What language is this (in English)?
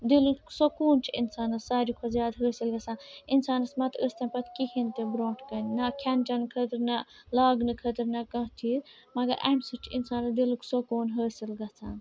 Kashmiri